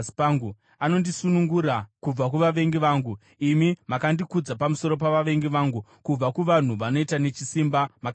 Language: Shona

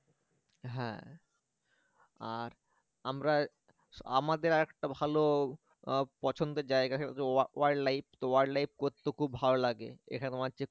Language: Bangla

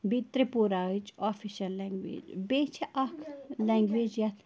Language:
Kashmiri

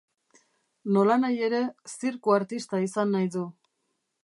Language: Basque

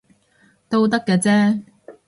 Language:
Cantonese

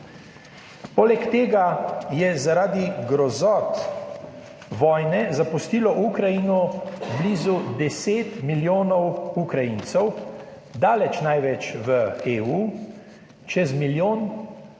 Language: Slovenian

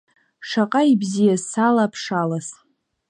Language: Abkhazian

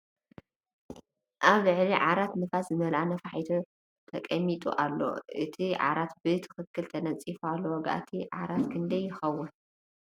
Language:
Tigrinya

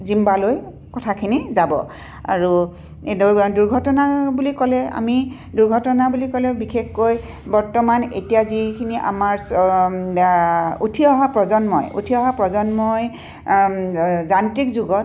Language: Assamese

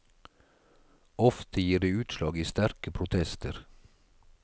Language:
Norwegian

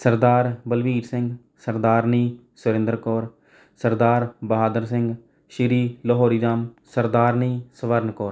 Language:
Punjabi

